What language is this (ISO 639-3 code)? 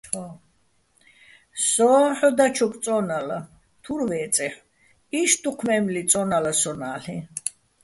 bbl